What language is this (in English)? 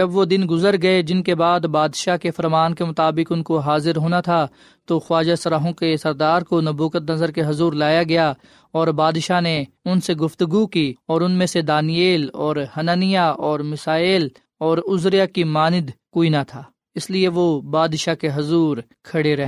Urdu